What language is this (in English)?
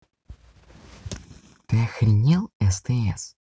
Russian